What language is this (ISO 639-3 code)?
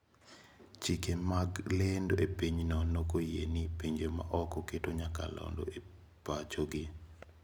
luo